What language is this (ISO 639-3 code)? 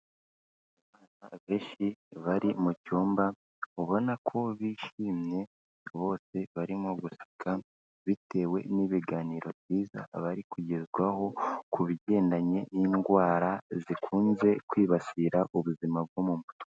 kin